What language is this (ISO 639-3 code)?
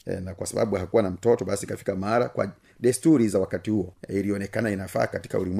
swa